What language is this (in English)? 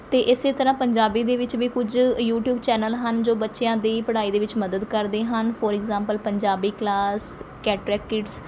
Punjabi